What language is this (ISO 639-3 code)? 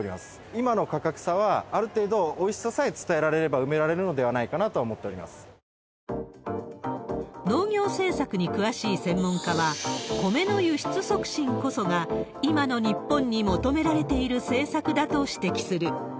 jpn